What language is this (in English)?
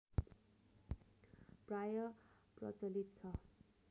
Nepali